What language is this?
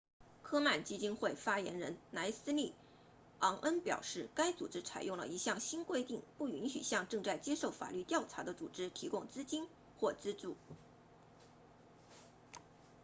Chinese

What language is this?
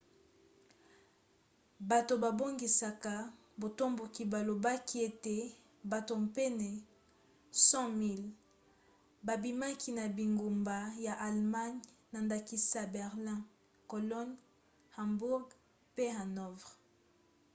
Lingala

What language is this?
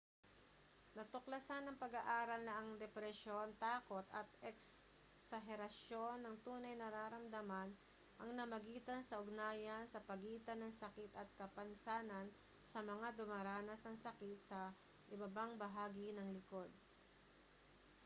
Filipino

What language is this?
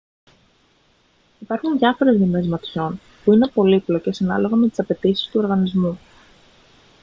Greek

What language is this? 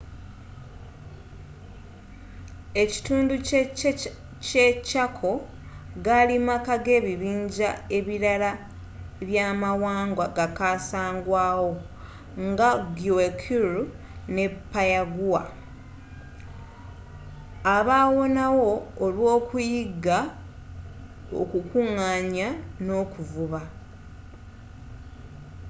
Ganda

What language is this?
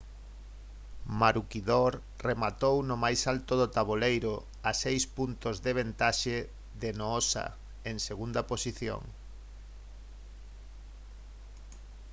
Galician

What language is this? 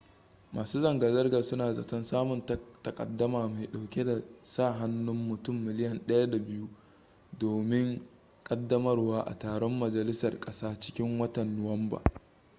Hausa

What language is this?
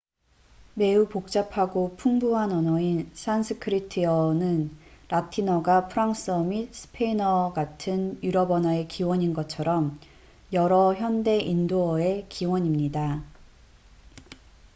Korean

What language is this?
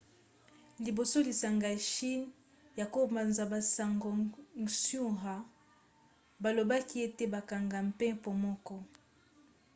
Lingala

